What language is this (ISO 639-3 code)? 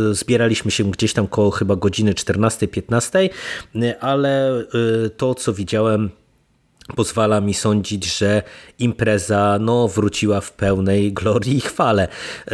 pol